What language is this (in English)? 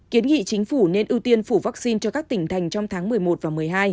Vietnamese